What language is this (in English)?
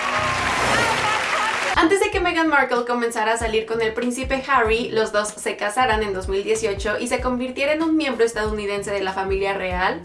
Spanish